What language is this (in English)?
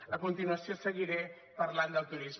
Catalan